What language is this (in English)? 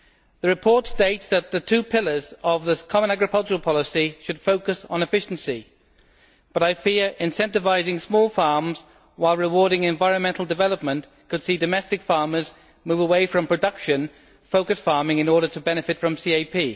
English